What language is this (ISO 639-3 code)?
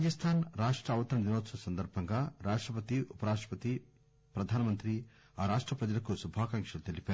tel